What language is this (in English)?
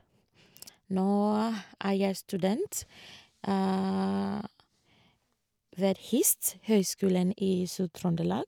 Norwegian